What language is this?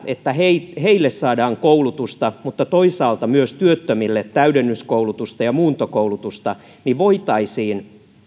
Finnish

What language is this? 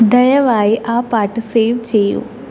Malayalam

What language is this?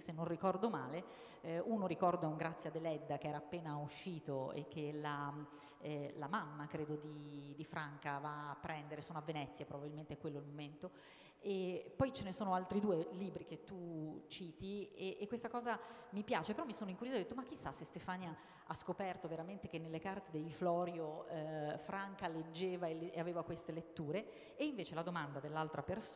Italian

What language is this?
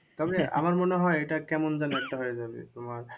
Bangla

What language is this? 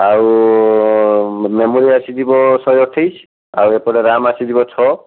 Odia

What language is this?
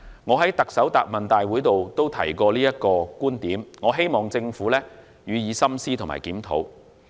Cantonese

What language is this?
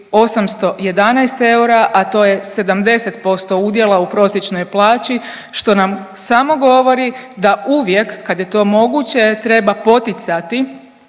Croatian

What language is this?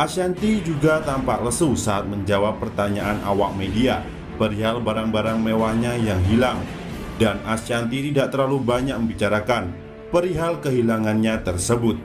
Indonesian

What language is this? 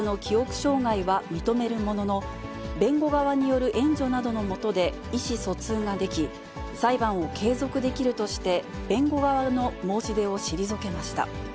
Japanese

